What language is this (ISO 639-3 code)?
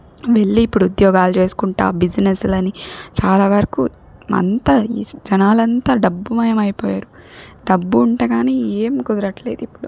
tel